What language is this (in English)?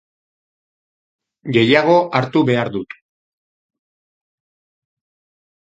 Basque